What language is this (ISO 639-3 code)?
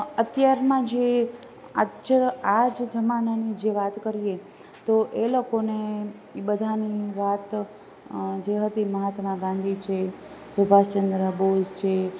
guj